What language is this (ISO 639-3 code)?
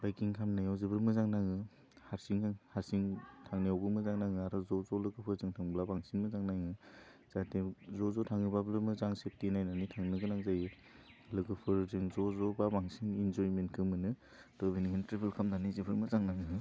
brx